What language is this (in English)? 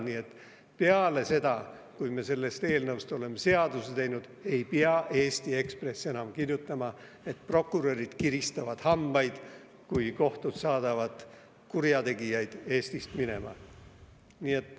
Estonian